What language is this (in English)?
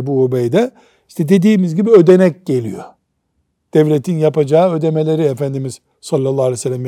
Turkish